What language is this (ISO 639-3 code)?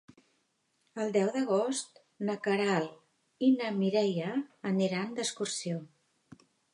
cat